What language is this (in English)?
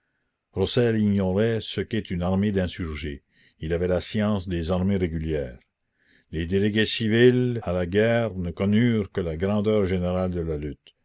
French